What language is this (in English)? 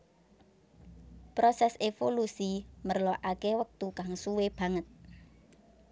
Javanese